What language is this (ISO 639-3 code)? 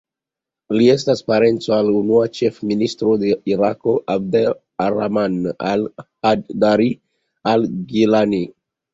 epo